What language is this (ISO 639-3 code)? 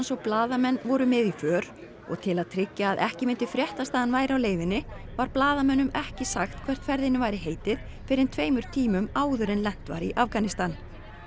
isl